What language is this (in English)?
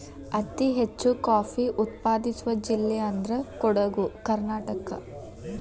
Kannada